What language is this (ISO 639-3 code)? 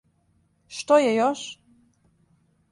srp